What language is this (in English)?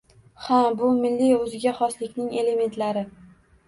Uzbek